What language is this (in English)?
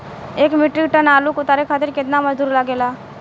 Bhojpuri